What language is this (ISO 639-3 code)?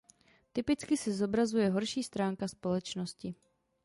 ces